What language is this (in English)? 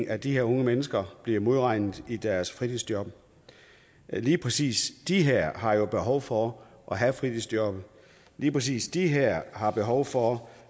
Danish